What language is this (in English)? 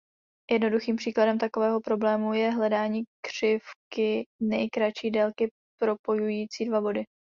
Czech